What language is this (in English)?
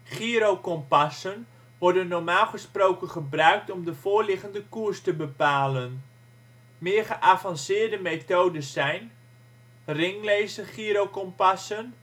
Dutch